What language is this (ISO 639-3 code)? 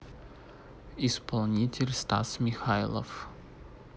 rus